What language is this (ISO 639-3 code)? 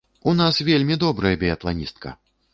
bel